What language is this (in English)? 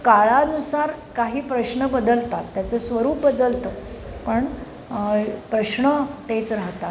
Marathi